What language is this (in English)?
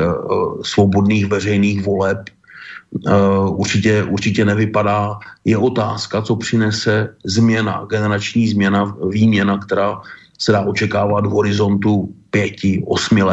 Czech